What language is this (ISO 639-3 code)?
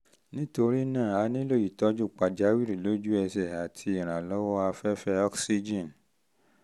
yor